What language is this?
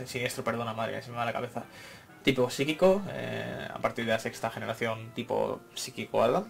Spanish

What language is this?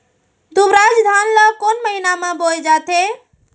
Chhattisgarhi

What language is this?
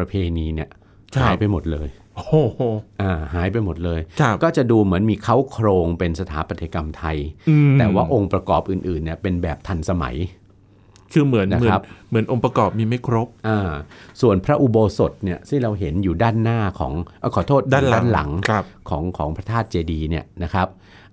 Thai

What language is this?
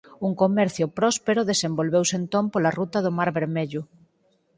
Galician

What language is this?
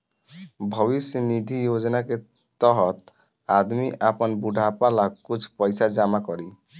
Bhojpuri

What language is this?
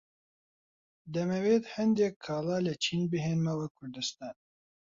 Central Kurdish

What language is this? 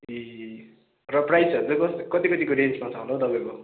Nepali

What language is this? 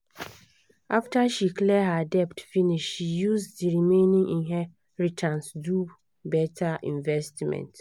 Nigerian Pidgin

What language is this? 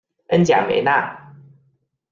Chinese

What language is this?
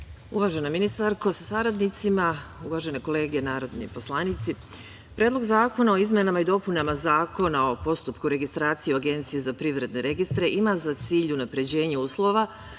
Serbian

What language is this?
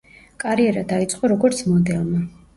Georgian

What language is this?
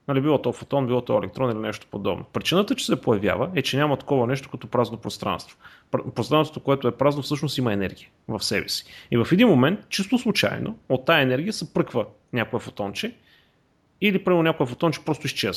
Bulgarian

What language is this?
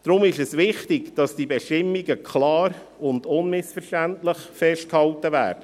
Swiss German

